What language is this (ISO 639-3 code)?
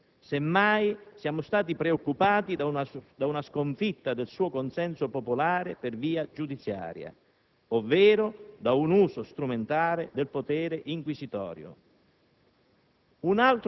ita